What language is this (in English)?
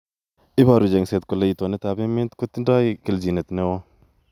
Kalenjin